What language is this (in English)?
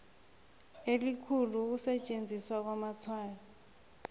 South Ndebele